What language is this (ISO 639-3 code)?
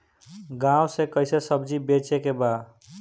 bho